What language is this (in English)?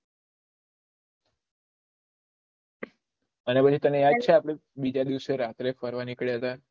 Gujarati